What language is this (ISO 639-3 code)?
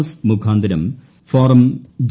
mal